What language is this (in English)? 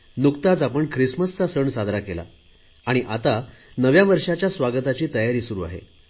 Marathi